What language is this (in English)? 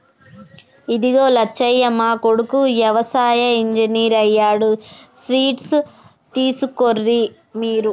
Telugu